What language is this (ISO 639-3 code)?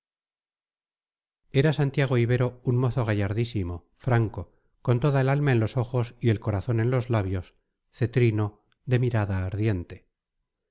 spa